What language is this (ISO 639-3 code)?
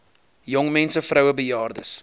afr